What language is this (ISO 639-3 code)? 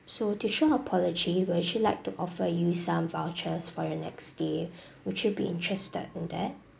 eng